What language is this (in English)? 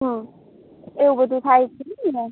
Gujarati